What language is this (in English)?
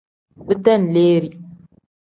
Tem